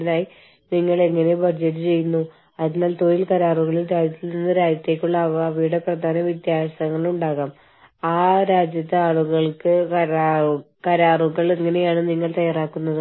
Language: Malayalam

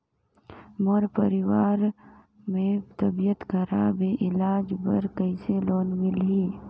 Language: Chhattisgarhi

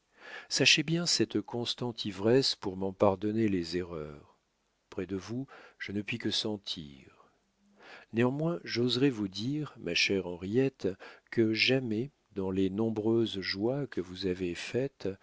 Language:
French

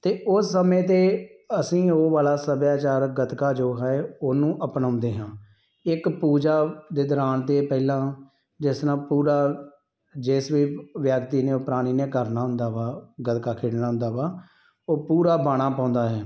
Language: Punjabi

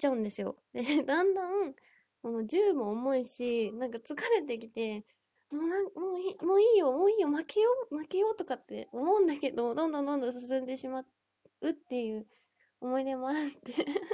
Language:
Japanese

